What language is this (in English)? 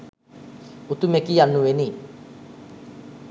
Sinhala